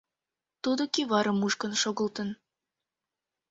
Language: Mari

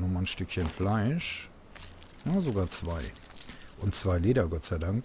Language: German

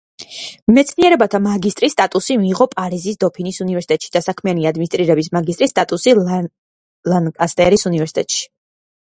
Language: Georgian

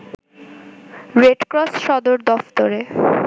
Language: Bangla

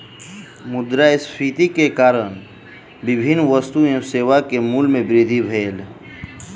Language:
Maithili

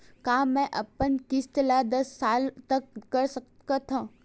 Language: Chhattisgarhi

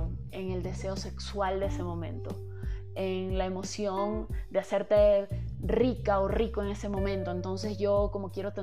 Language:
Spanish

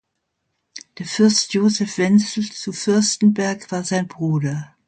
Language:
German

